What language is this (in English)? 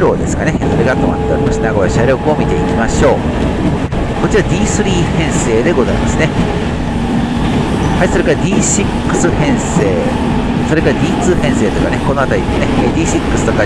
Japanese